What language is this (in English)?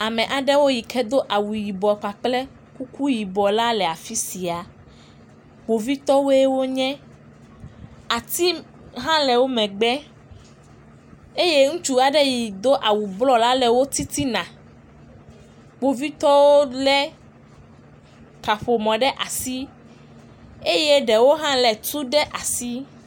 Ewe